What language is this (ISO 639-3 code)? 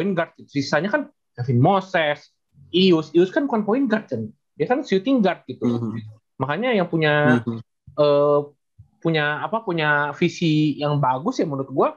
ind